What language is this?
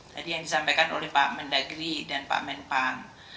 Indonesian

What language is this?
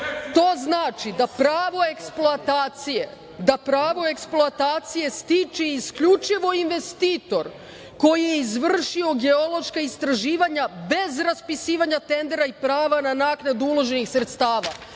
Serbian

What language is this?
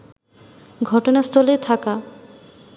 Bangla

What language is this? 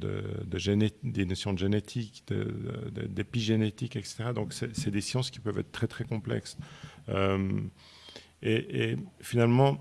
French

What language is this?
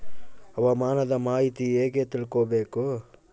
Kannada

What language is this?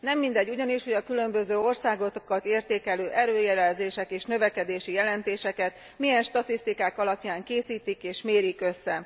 Hungarian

